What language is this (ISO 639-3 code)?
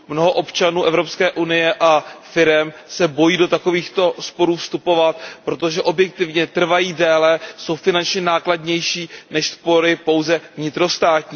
ces